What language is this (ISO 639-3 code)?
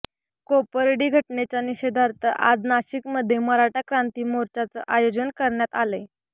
mar